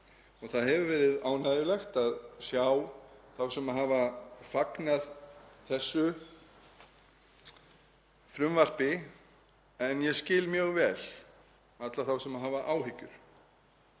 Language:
Icelandic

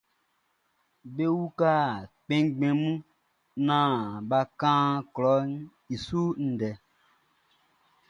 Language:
Baoulé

